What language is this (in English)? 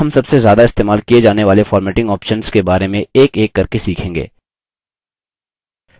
Hindi